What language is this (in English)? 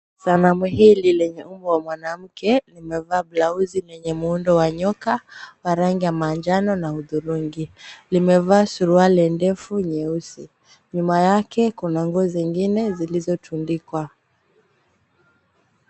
Swahili